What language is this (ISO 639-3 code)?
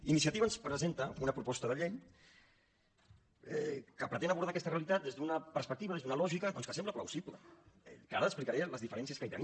cat